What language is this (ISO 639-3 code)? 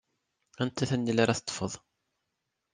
kab